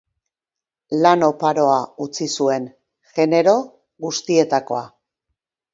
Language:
Basque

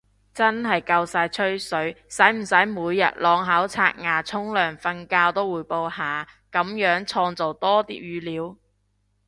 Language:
Cantonese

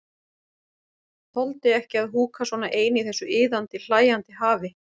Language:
Icelandic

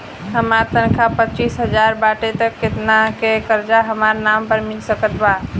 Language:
Bhojpuri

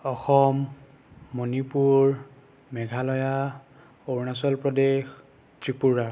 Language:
Assamese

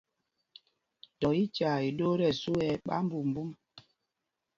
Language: Mpumpong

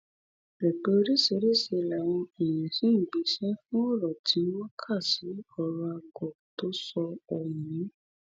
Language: Yoruba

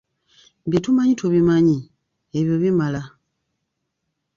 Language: Ganda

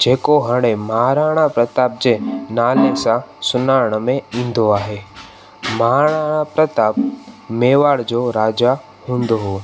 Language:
Sindhi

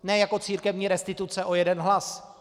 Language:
Czech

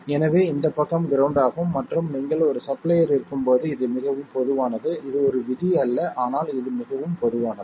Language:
Tamil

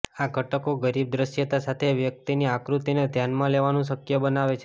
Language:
Gujarati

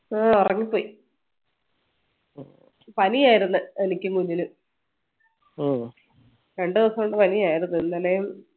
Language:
Malayalam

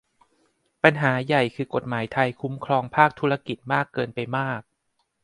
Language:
Thai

